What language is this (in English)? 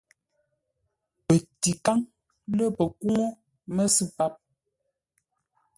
Ngombale